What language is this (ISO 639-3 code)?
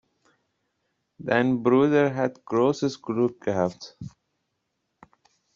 deu